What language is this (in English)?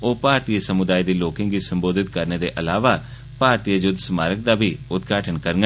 Dogri